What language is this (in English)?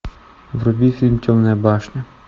Russian